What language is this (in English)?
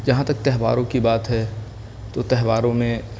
Urdu